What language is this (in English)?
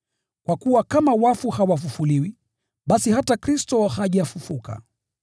Swahili